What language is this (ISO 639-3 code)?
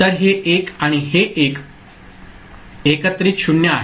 mar